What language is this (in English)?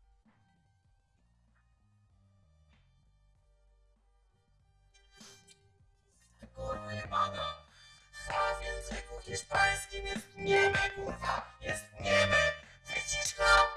Polish